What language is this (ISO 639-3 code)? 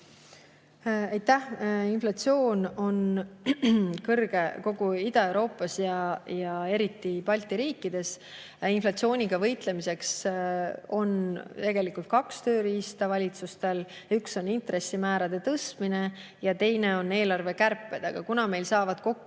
est